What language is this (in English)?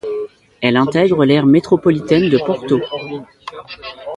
French